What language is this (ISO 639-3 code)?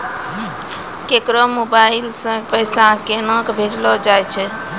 mai